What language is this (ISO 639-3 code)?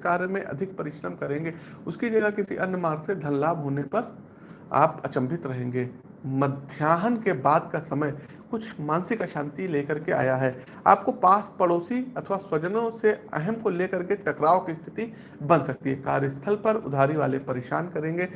hin